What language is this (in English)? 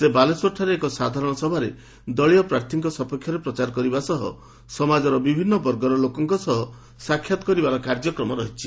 Odia